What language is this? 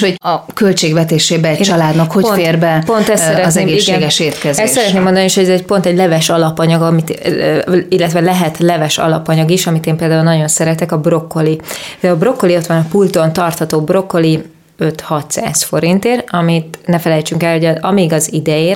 Hungarian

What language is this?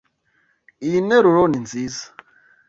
Kinyarwanda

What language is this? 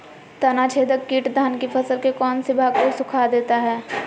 Magahi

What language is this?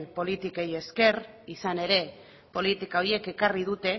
Basque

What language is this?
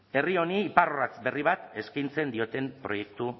Basque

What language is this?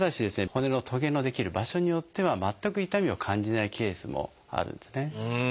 Japanese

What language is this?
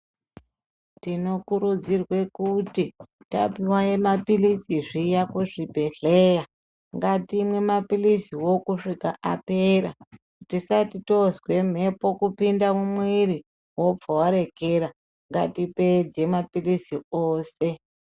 Ndau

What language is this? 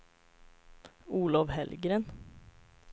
Swedish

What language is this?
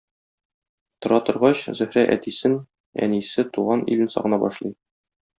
Tatar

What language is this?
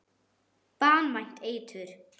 Icelandic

